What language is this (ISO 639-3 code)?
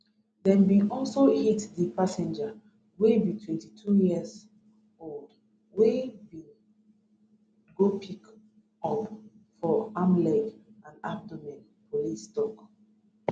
pcm